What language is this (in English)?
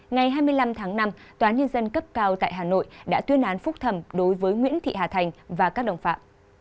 Vietnamese